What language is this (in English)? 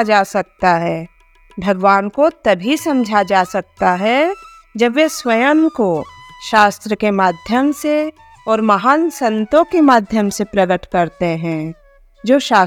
Hindi